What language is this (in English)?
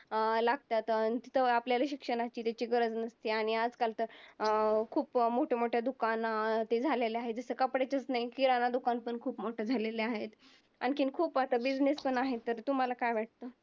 Marathi